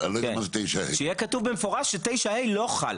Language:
Hebrew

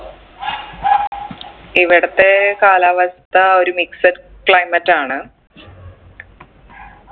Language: Malayalam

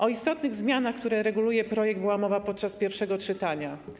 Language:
Polish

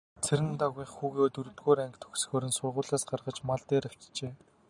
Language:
Mongolian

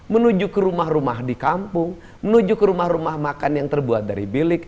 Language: Indonesian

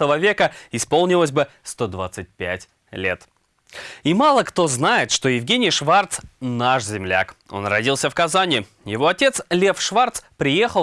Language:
Russian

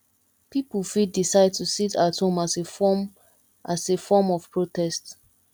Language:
Nigerian Pidgin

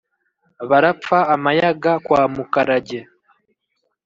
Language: Kinyarwanda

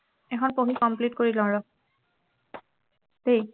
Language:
Assamese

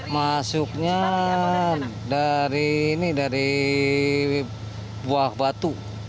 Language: Indonesian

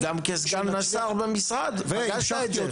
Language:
Hebrew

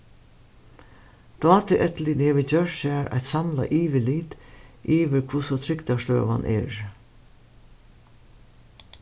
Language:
Faroese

